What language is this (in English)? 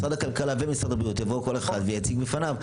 Hebrew